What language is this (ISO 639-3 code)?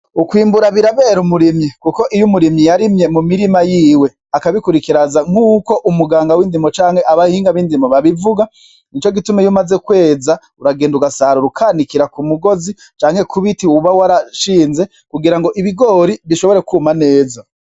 run